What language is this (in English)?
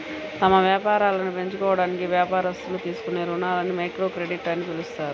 Telugu